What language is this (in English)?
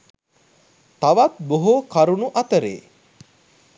Sinhala